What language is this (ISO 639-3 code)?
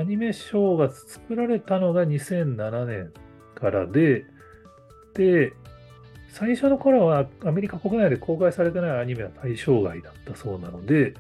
jpn